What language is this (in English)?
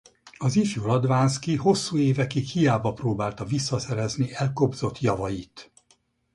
Hungarian